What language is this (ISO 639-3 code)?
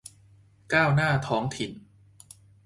tha